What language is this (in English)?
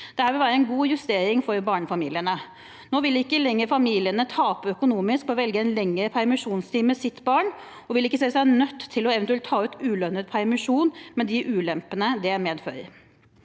Norwegian